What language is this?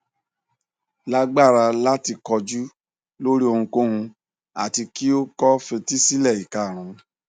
Yoruba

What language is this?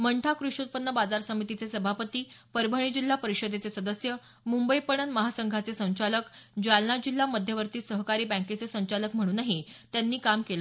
Marathi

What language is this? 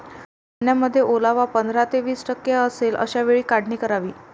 Marathi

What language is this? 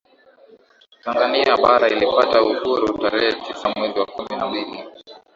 Swahili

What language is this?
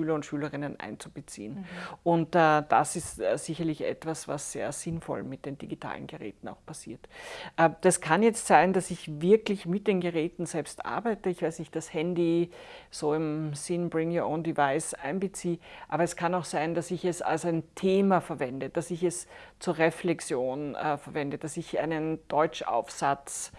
German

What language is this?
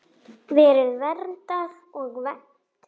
Icelandic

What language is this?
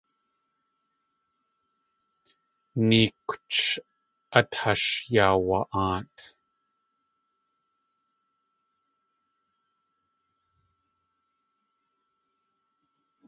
Tlingit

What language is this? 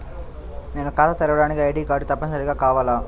Telugu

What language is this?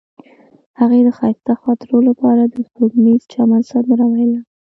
Pashto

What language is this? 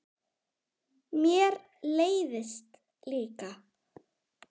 Icelandic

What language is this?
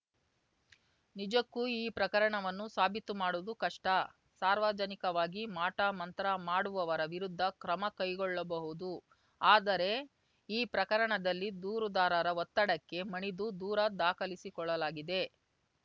Kannada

